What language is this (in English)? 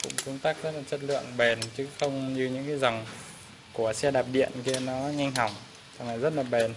Vietnamese